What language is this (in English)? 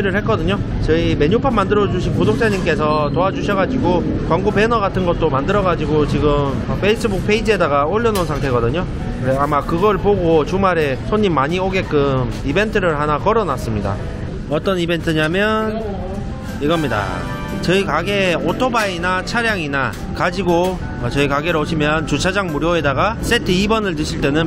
Korean